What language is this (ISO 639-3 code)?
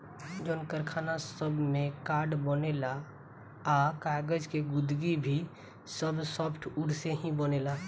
bho